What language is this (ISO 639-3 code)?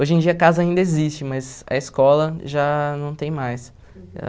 por